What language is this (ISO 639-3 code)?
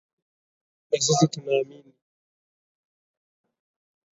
swa